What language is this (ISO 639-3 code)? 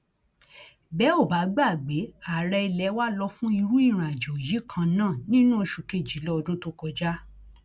yor